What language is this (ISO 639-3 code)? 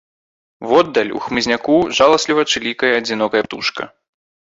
bel